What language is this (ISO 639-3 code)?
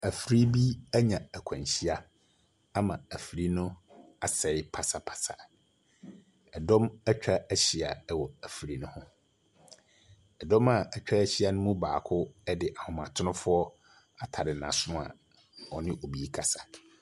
aka